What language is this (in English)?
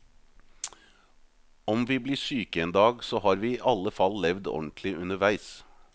Norwegian